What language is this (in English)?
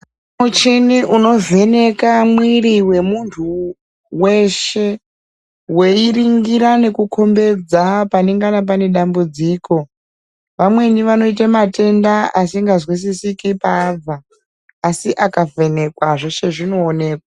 Ndau